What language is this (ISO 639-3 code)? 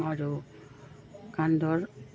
asm